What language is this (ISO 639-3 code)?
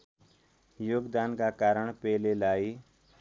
nep